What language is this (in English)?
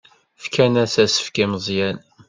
Kabyle